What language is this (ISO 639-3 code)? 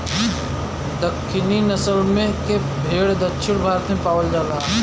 bho